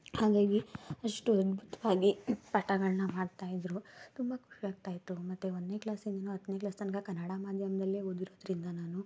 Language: Kannada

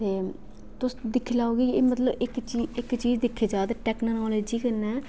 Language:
Dogri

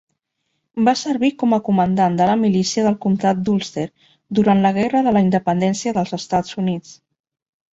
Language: Catalan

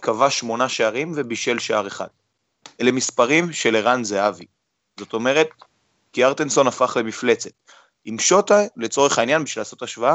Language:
Hebrew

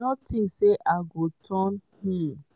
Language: Nigerian Pidgin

